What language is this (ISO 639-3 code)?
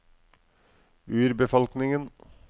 nor